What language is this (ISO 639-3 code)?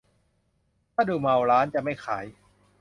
tha